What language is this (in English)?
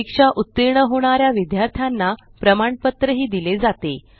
Marathi